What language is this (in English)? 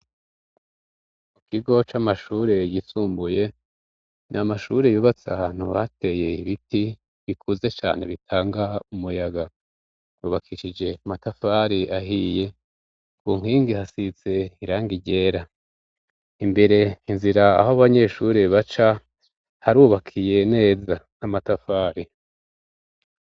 Rundi